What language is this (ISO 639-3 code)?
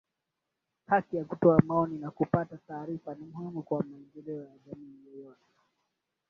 swa